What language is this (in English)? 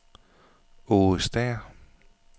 Danish